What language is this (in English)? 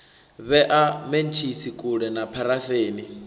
Venda